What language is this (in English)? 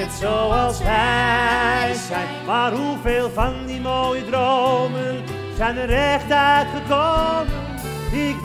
Dutch